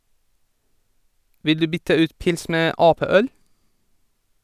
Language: Norwegian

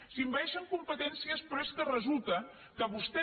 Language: Catalan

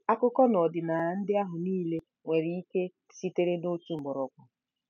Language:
Igbo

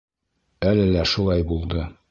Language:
Bashkir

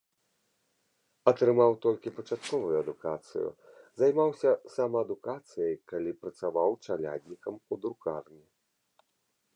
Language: Belarusian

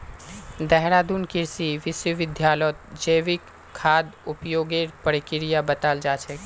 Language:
Magahi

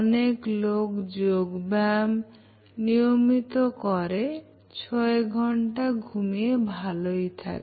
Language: Bangla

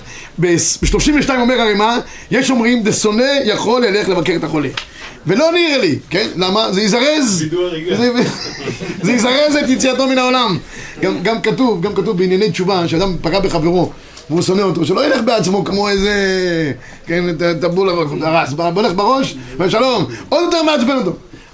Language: Hebrew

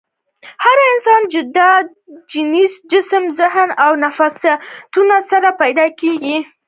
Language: Pashto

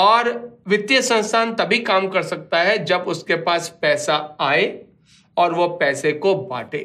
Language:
Hindi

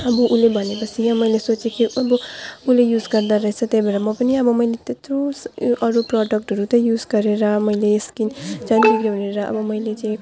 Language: Nepali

